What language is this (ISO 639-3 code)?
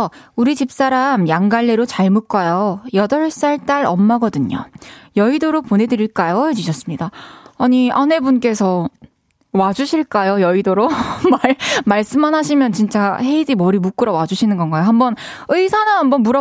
kor